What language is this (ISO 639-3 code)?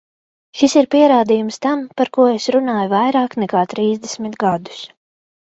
lav